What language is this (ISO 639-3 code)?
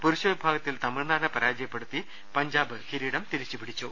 mal